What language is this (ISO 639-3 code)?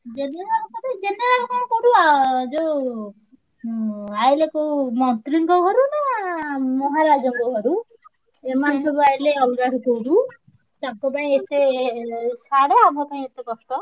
ori